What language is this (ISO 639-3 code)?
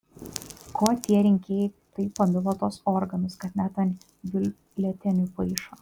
lit